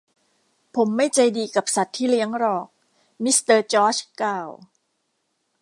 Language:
Thai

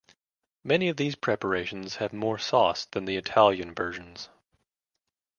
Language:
English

